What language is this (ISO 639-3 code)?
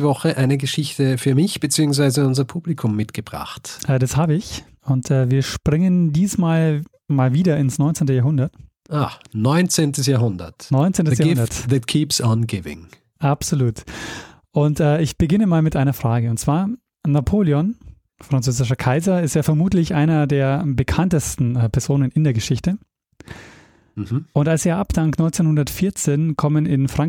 deu